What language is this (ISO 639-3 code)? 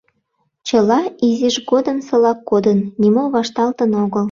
chm